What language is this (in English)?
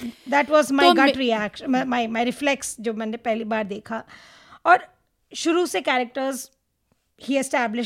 Hindi